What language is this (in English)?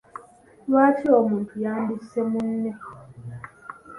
Ganda